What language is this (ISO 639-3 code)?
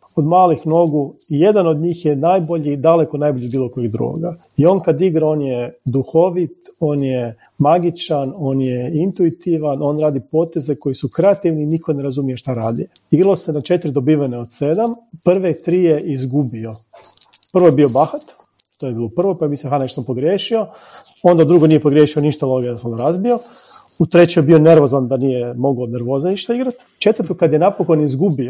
hrv